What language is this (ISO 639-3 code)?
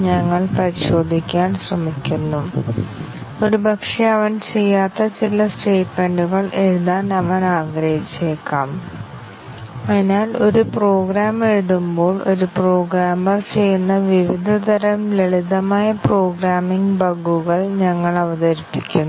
mal